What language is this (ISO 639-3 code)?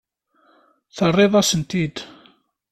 kab